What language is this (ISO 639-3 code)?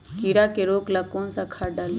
mag